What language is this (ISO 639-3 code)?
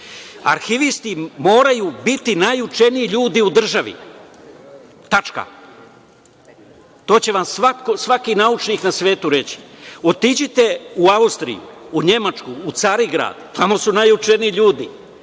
srp